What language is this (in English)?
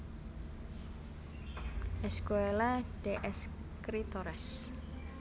Javanese